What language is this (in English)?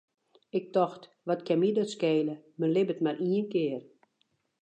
Western Frisian